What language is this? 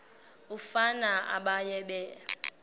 Xhosa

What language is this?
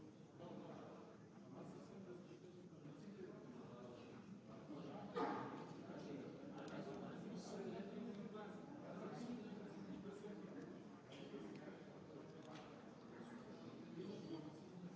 Bulgarian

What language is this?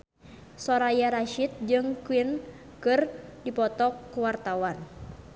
Sundanese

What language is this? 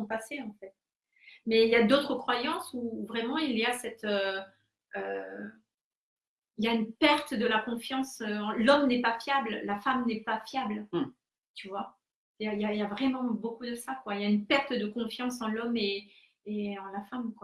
French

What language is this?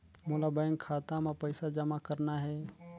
Chhattisgarhi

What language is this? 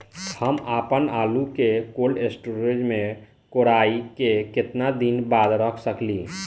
Bhojpuri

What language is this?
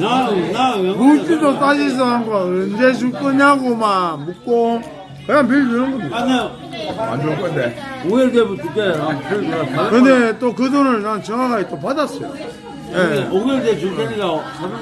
Korean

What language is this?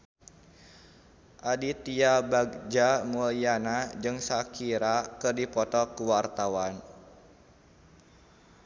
Sundanese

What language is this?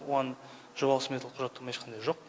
Kazakh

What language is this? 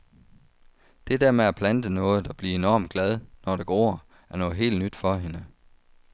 Danish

